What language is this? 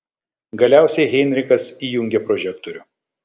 Lithuanian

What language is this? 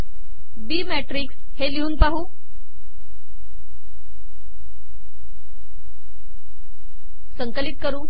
Marathi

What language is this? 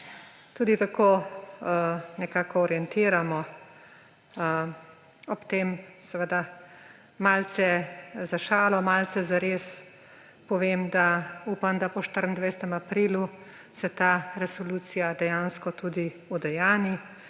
Slovenian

